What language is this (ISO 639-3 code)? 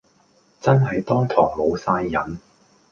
yue